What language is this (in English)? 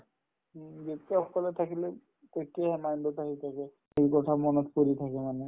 Assamese